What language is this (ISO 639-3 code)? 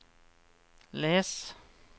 nor